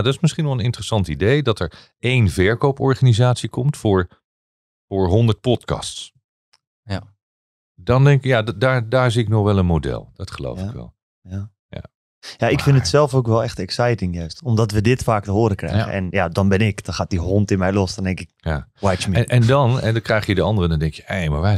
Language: Dutch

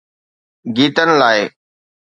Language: Sindhi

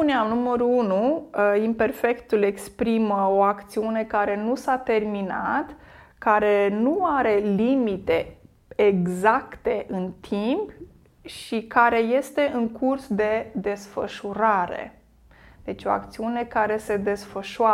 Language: Romanian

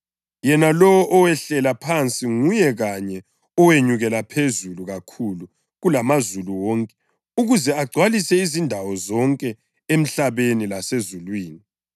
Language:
North Ndebele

